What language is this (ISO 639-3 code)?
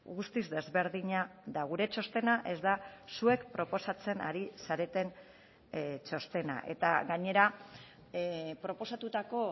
eus